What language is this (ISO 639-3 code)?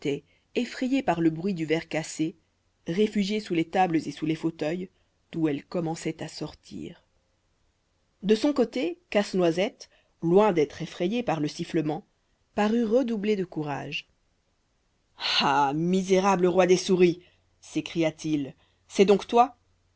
fra